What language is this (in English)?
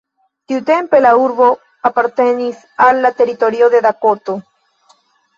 Esperanto